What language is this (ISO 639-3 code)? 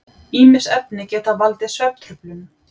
isl